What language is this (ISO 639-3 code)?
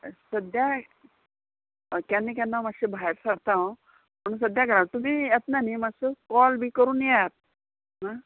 kok